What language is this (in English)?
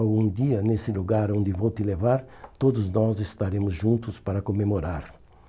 Portuguese